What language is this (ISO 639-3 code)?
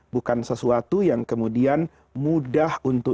ind